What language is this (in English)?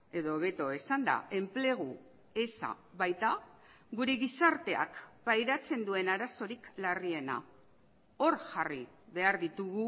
Basque